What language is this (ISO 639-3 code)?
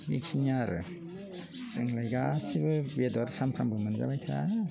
brx